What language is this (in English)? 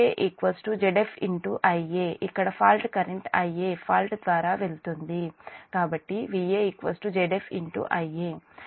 Telugu